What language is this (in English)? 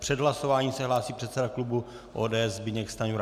Czech